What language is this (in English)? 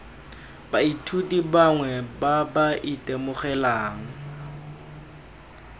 Tswana